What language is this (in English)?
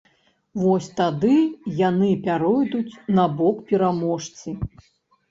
Belarusian